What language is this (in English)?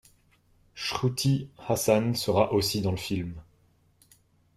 French